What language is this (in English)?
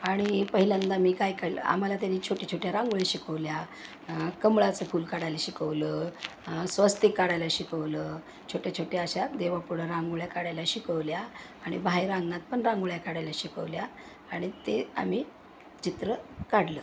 Marathi